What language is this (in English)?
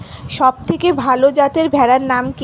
Bangla